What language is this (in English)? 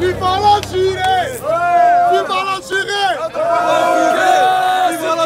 French